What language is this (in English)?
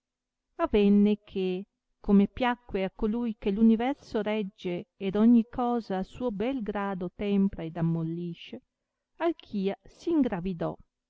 Italian